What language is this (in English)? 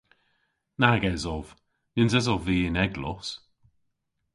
Cornish